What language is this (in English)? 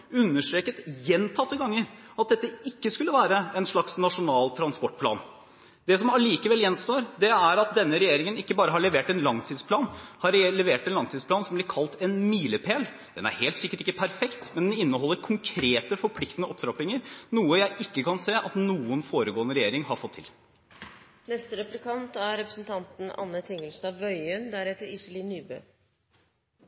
Norwegian